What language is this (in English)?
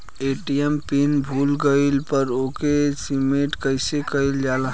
Bhojpuri